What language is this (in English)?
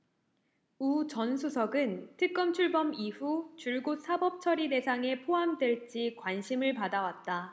Korean